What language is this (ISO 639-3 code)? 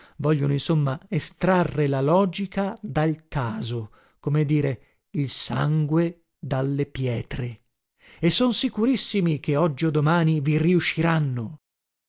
ita